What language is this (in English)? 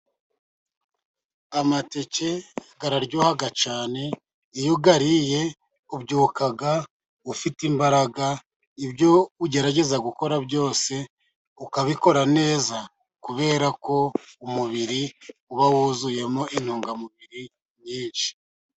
Kinyarwanda